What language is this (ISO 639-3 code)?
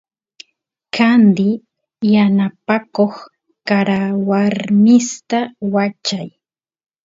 qus